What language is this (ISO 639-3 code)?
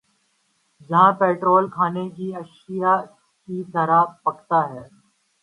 urd